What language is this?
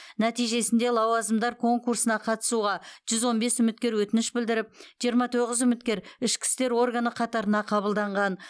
Kazakh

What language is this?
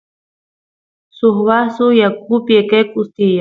Santiago del Estero Quichua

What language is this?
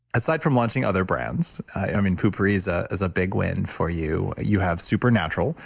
English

